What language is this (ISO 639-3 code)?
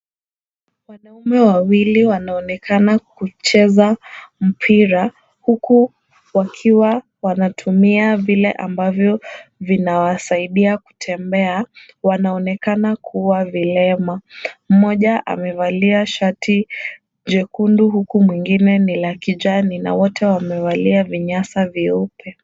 swa